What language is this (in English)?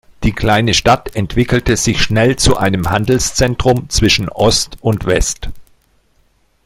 German